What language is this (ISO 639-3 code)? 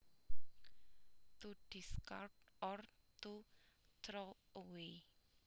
jav